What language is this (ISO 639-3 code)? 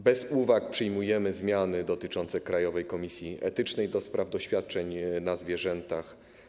pol